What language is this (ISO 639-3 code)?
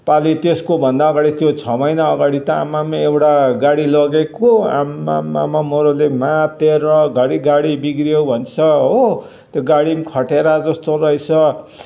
nep